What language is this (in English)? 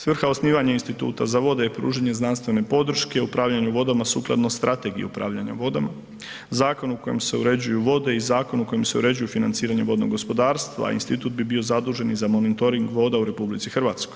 Croatian